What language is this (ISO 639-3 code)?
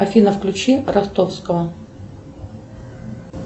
rus